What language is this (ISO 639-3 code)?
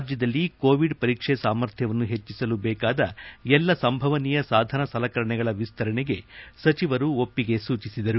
kan